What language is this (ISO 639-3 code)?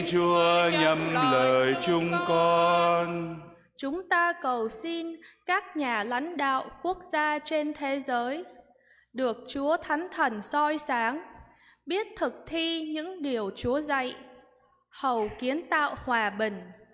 vie